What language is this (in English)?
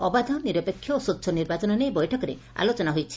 Odia